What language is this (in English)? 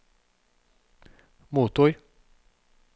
Norwegian